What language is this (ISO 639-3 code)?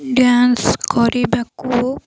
ori